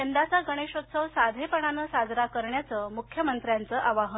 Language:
Marathi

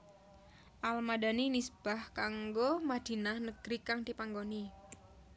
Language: Javanese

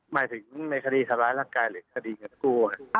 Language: Thai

